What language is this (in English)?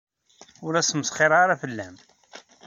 Kabyle